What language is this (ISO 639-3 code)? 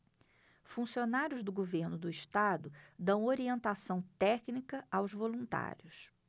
por